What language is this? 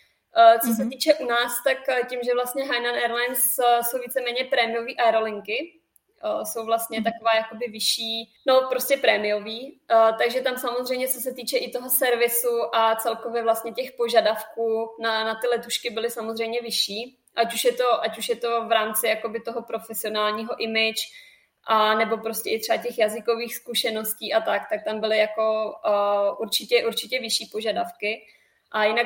Czech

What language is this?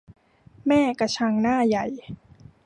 Thai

